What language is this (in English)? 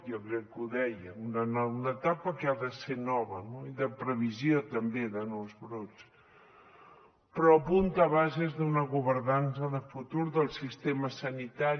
Catalan